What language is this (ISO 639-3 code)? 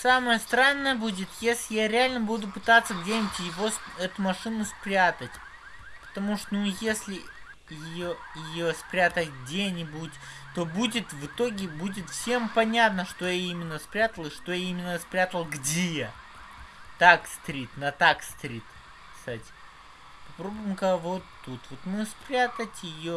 rus